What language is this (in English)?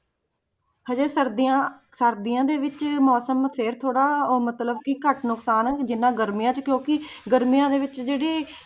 Punjabi